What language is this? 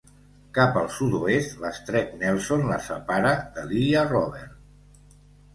Catalan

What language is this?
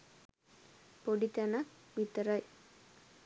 Sinhala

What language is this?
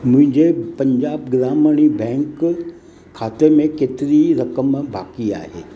Sindhi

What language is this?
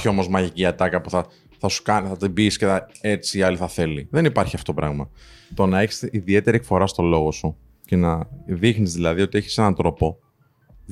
Greek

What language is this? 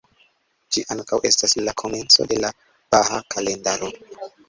Esperanto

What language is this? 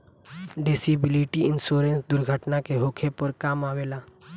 Bhojpuri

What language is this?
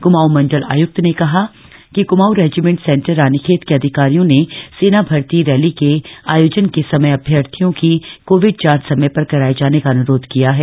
Hindi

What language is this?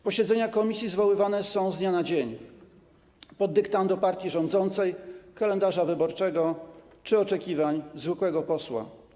Polish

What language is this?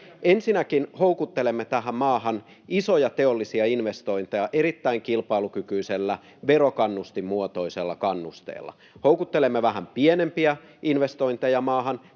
Finnish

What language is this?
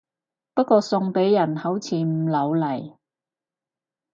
Cantonese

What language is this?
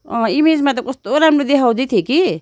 Nepali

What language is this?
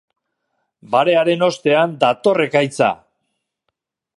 Basque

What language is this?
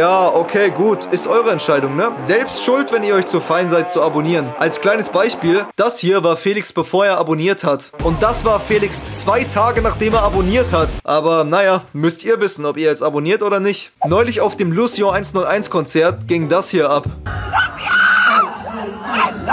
German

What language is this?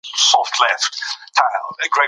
Pashto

